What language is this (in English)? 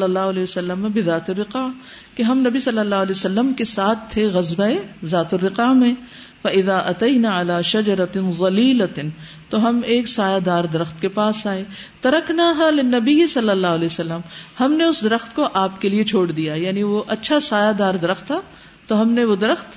Urdu